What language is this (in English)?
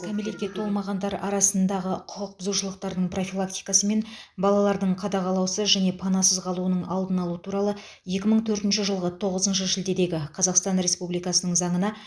Kazakh